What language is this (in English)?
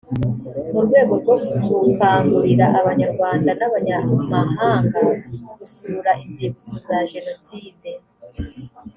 Kinyarwanda